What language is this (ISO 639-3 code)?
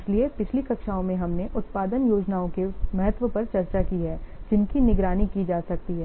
hin